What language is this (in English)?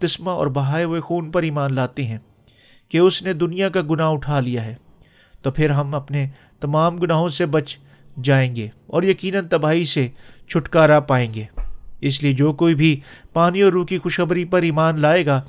Urdu